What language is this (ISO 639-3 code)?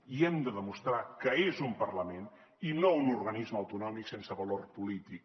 cat